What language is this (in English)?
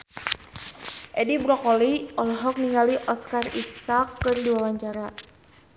Sundanese